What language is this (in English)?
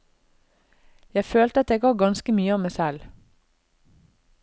Norwegian